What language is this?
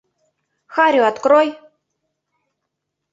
Mari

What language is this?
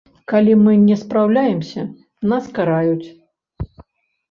Belarusian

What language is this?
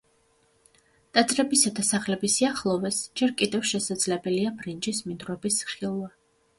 Georgian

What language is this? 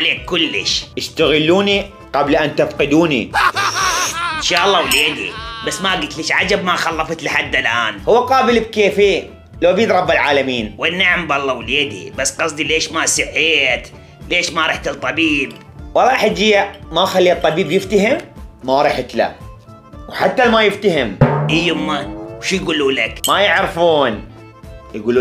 Arabic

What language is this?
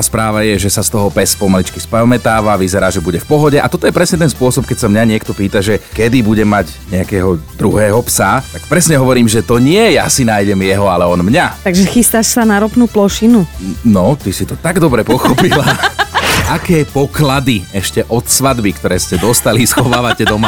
Slovak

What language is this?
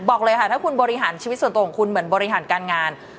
Thai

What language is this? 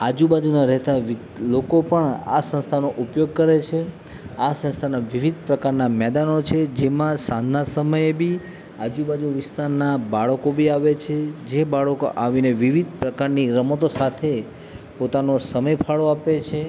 Gujarati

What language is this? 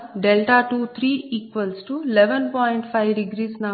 Telugu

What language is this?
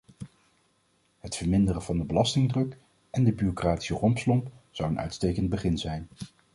Dutch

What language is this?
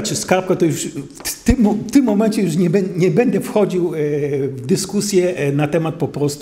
Polish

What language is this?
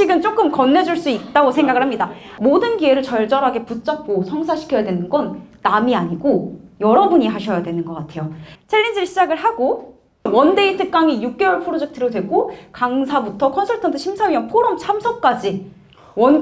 Korean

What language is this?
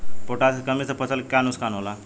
Bhojpuri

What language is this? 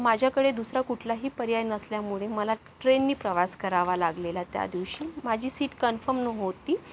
Marathi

